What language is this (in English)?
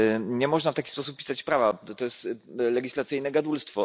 Polish